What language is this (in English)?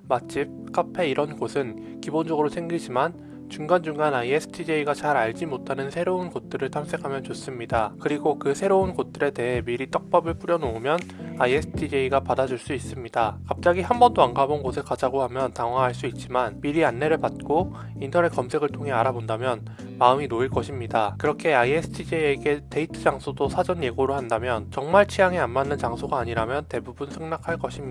Korean